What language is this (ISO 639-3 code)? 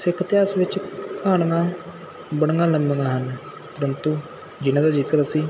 pan